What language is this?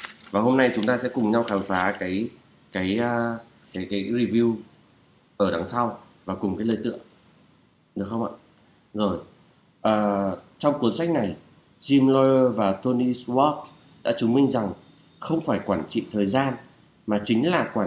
Vietnamese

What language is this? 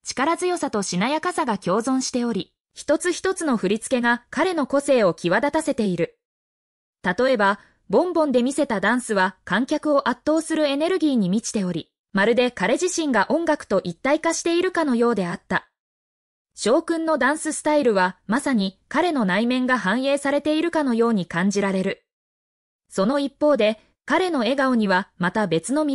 Japanese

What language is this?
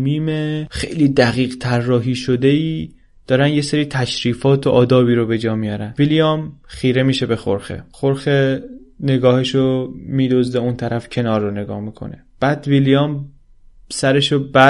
Persian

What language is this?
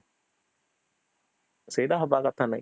Odia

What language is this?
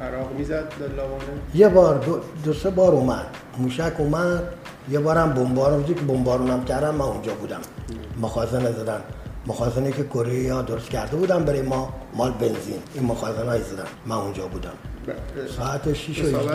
Persian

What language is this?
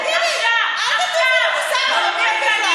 Hebrew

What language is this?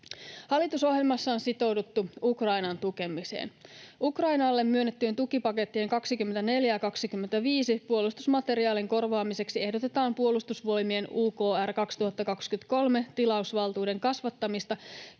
Finnish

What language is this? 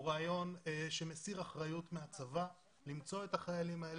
Hebrew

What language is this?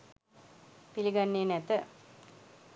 Sinhala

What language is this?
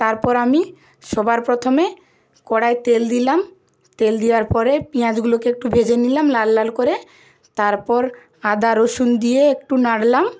Bangla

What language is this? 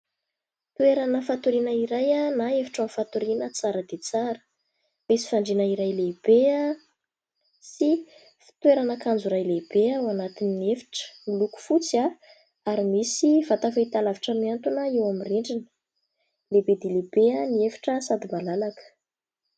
Malagasy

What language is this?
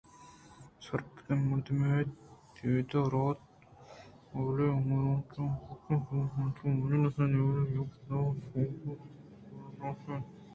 Eastern Balochi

